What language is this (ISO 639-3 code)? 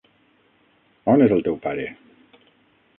cat